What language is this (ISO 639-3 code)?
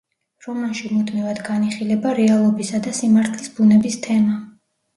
kat